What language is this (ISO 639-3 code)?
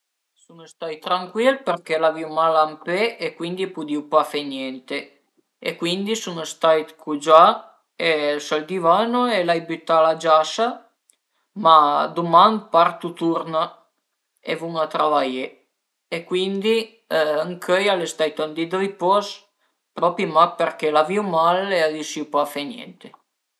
pms